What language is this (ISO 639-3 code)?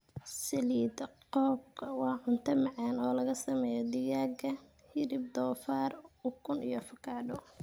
som